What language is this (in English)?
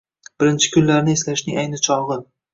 Uzbek